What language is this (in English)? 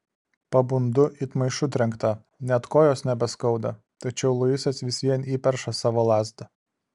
Lithuanian